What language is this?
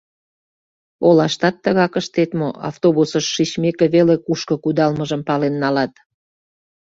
Mari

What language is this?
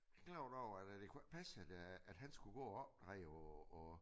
Danish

